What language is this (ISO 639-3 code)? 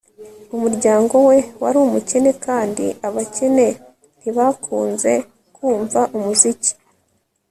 kin